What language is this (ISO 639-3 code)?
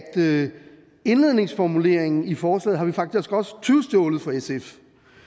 dan